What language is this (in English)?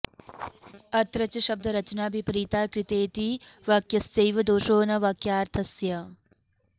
Sanskrit